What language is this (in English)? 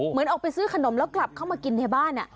Thai